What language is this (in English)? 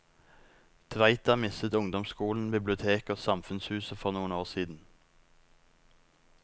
Norwegian